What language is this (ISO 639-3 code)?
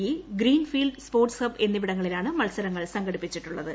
mal